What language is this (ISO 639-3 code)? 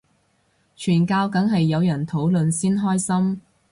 yue